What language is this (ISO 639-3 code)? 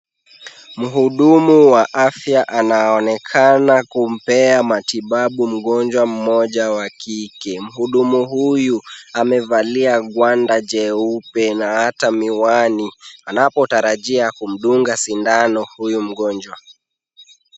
swa